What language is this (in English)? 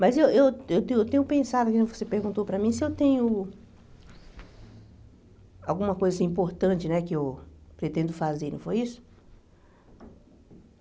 Portuguese